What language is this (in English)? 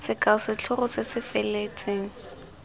Tswana